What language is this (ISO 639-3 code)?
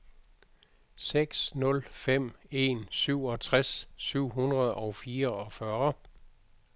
dan